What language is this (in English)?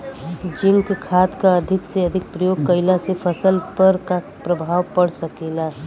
Bhojpuri